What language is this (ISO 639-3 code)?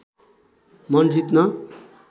nep